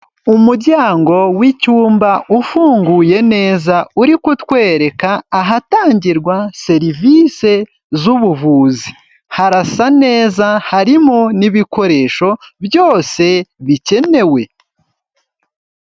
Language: Kinyarwanda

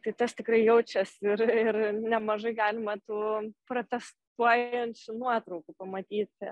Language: Lithuanian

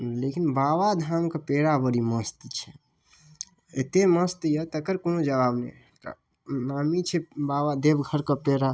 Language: Maithili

